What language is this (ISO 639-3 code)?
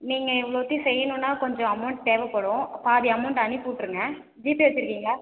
tam